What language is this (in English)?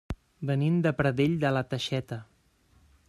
Catalan